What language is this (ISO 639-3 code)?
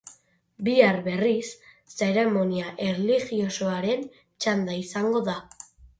eus